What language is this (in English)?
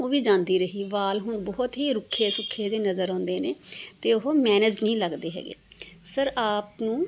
Punjabi